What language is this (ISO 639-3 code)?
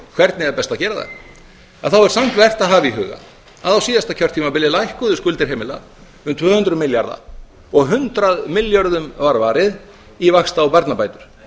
isl